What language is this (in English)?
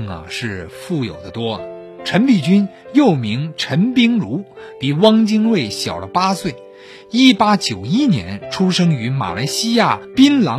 Chinese